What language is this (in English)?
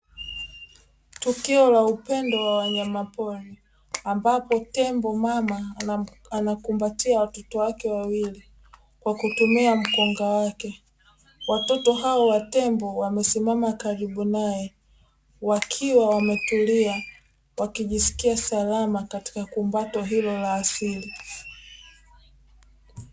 Swahili